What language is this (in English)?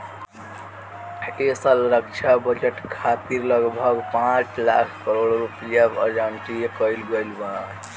Bhojpuri